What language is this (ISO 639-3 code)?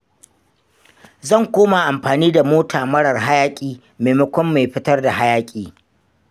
hau